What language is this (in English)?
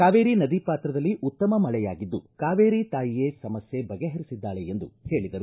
Kannada